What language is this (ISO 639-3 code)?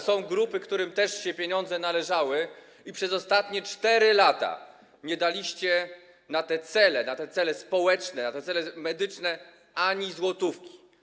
pol